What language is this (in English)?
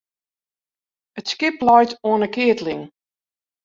Western Frisian